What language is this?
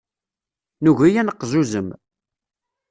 Kabyle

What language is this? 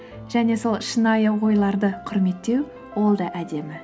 Kazakh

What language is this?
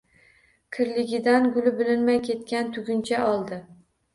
Uzbek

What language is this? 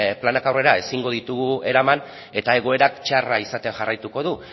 Basque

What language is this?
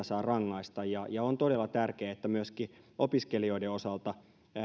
Finnish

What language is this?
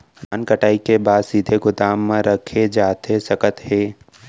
Chhattisgarhi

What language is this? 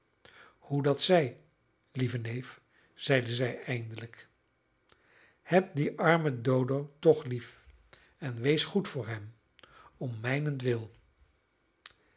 Dutch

